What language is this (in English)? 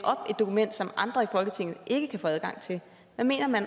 Danish